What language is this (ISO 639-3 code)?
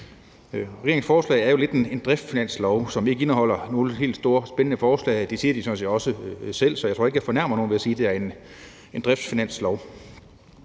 dan